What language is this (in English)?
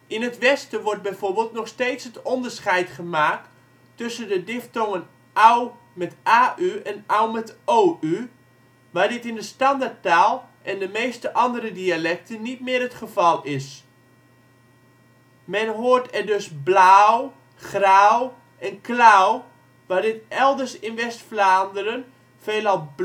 Dutch